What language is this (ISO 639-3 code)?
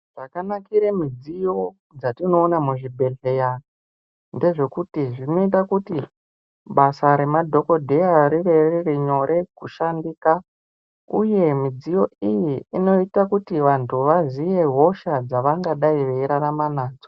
ndc